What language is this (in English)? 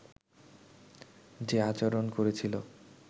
Bangla